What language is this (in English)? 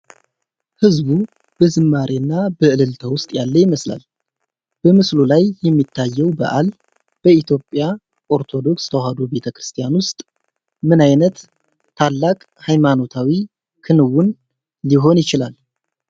Amharic